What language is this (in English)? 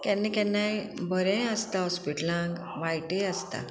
Konkani